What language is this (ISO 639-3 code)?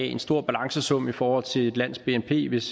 dan